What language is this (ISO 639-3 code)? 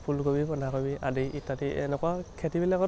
asm